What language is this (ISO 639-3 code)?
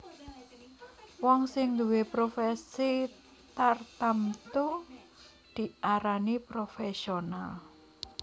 jav